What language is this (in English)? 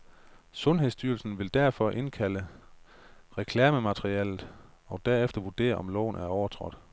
Danish